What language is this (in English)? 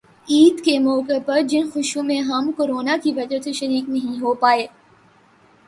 Urdu